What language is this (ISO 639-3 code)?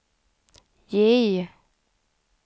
swe